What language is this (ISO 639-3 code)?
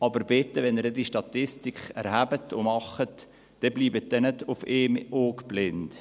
gsw